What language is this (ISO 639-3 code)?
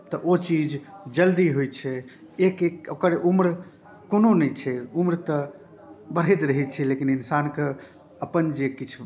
mai